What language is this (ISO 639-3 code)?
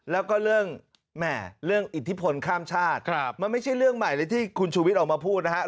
tha